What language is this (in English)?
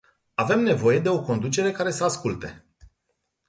Romanian